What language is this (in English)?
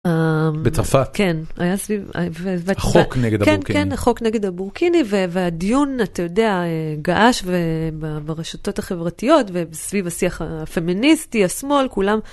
Hebrew